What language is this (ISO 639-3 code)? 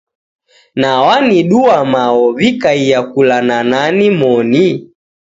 dav